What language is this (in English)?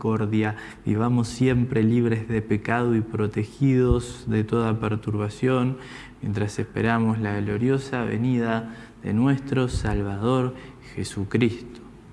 Spanish